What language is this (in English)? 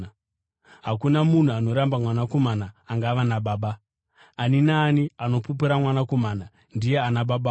Shona